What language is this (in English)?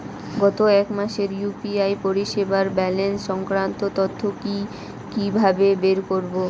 Bangla